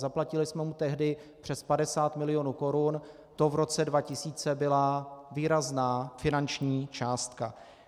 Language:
Czech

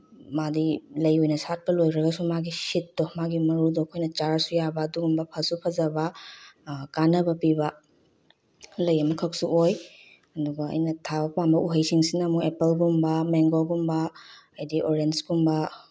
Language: Manipuri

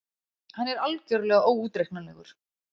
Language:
Icelandic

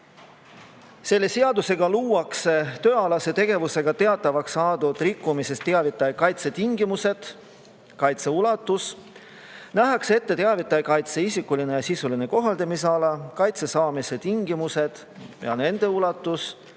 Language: Estonian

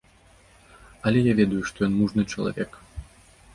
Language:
Belarusian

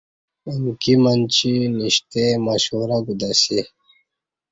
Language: Kati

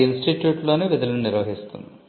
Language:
Telugu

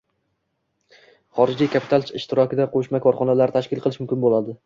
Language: Uzbek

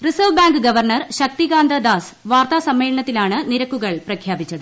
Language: Malayalam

